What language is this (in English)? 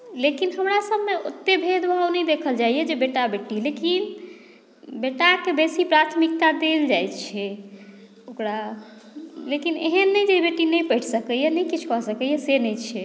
Maithili